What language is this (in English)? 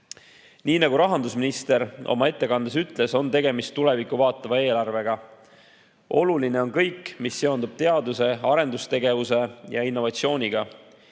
Estonian